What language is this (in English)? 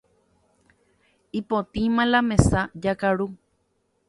Guarani